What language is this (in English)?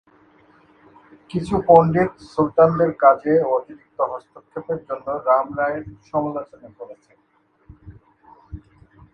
Bangla